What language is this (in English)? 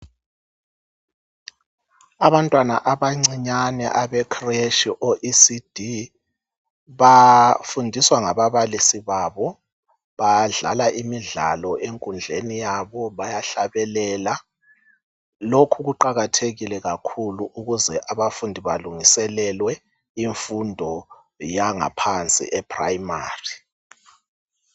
North Ndebele